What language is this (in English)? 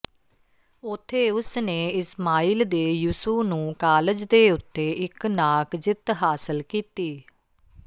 Punjabi